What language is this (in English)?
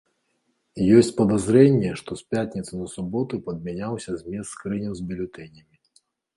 Belarusian